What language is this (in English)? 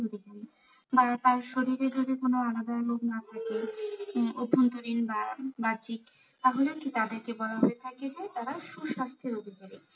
Bangla